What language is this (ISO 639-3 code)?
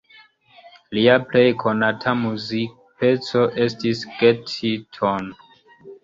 epo